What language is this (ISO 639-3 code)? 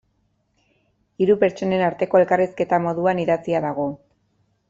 eus